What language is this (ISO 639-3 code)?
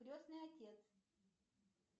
rus